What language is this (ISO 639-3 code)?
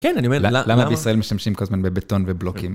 heb